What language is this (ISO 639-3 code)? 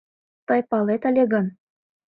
chm